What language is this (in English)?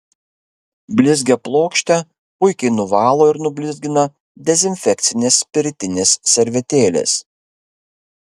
Lithuanian